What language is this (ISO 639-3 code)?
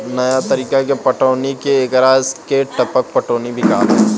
bho